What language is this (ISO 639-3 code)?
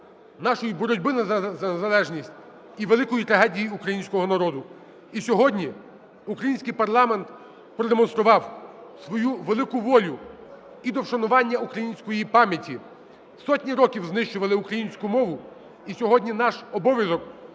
ukr